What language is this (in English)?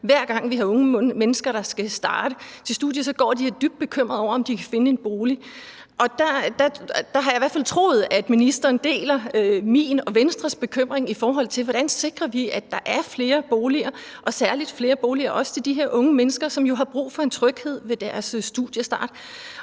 Danish